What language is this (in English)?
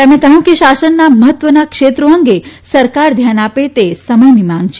Gujarati